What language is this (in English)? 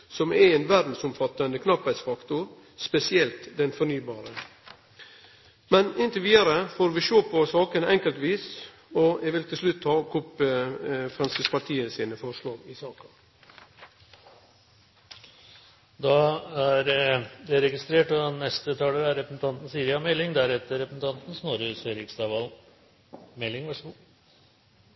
Norwegian